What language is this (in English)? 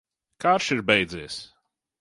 Latvian